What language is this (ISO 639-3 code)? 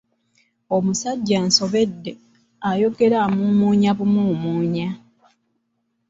lug